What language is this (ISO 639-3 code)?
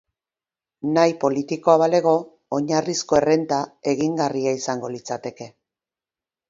eus